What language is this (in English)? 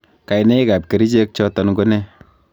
Kalenjin